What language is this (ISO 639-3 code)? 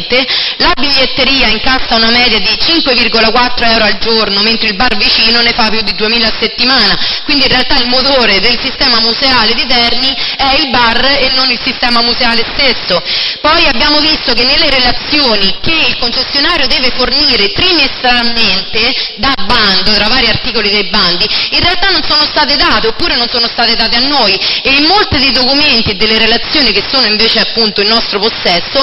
ita